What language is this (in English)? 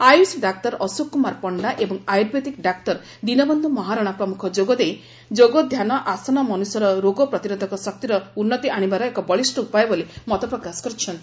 Odia